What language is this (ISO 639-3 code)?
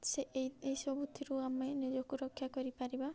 ori